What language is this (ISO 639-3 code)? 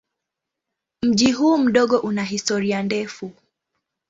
swa